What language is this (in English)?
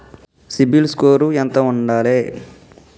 Telugu